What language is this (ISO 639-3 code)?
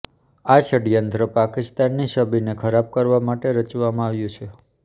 guj